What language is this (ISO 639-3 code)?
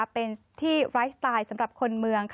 tha